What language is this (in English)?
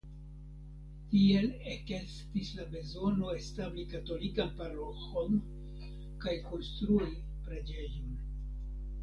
Esperanto